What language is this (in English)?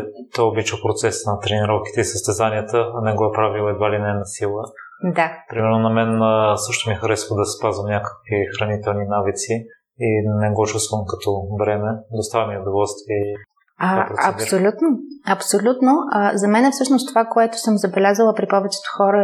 Bulgarian